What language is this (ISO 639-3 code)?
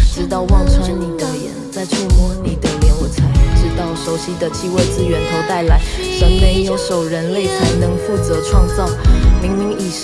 zho